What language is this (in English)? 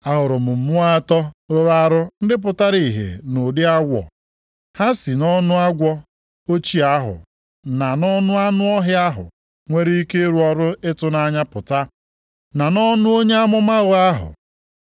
Igbo